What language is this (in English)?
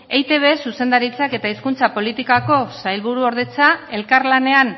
Basque